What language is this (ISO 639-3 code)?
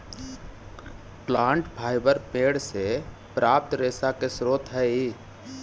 mag